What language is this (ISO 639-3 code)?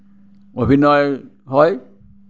asm